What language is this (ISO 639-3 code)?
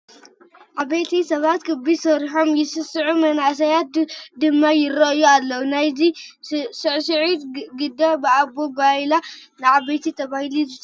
tir